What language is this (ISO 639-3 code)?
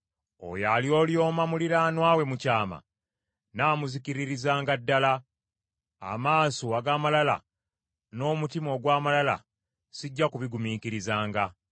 lug